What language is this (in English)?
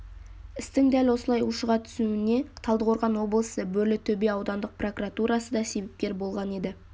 Kazakh